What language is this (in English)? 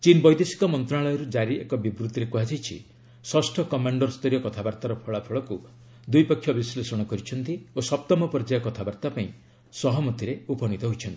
Odia